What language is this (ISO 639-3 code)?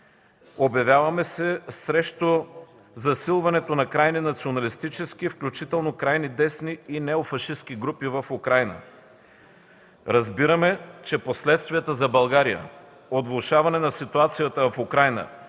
bul